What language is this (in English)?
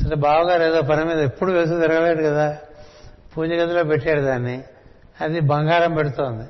Telugu